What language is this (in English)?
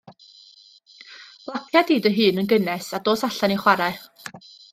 Welsh